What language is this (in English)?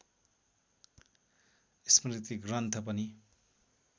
Nepali